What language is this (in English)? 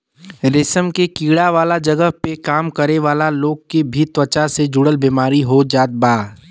Bhojpuri